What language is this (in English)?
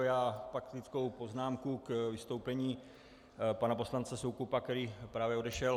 Czech